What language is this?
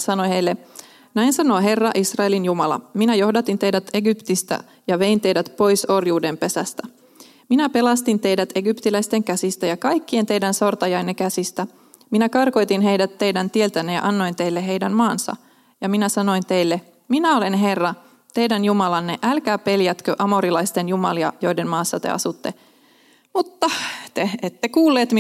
Finnish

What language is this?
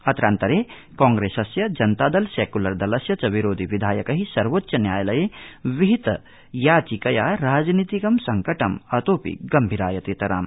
Sanskrit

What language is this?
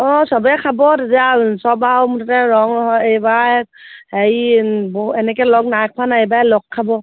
Assamese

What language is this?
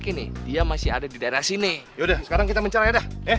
Indonesian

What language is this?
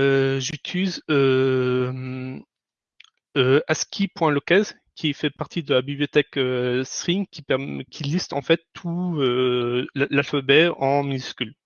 French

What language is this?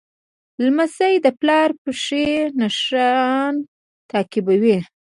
Pashto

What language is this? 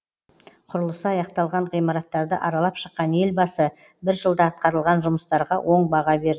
Kazakh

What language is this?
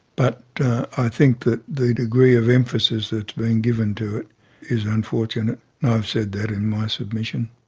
English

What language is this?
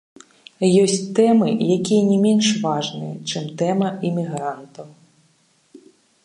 Belarusian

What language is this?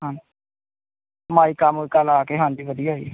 Punjabi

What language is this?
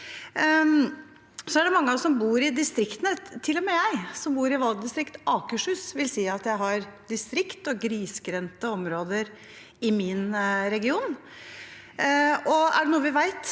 Norwegian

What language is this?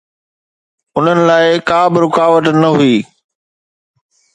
Sindhi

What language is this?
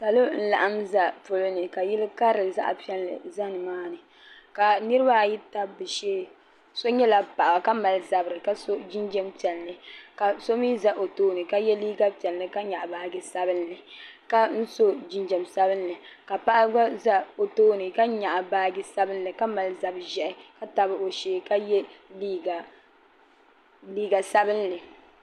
Dagbani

